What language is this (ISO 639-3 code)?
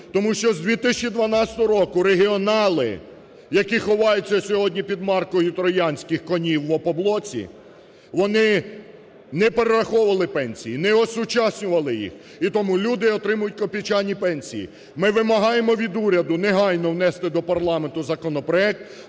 ukr